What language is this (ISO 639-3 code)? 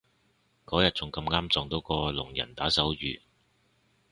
yue